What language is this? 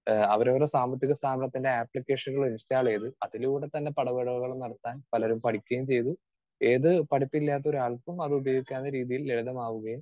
Malayalam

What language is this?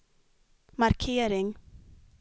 Swedish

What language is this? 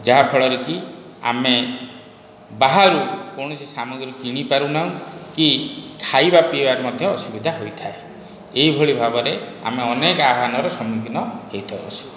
Odia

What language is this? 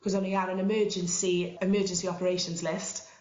Welsh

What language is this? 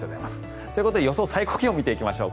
Japanese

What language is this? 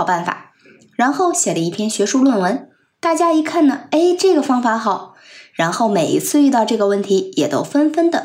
Chinese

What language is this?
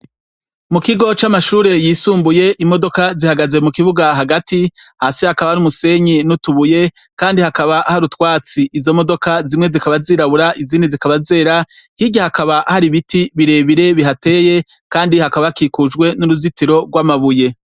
Rundi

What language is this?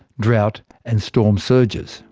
English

